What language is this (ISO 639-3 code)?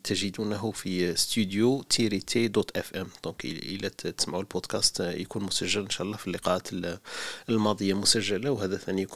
ara